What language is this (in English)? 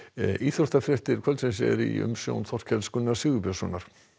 Icelandic